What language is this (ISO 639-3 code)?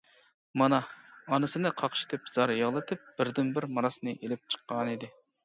uig